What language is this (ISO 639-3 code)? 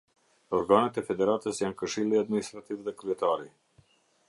sqi